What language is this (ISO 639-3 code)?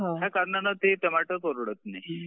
mar